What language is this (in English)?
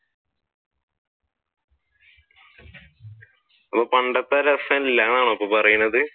Malayalam